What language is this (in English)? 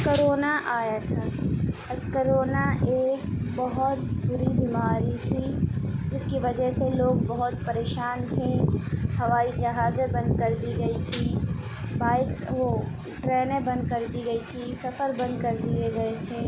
Urdu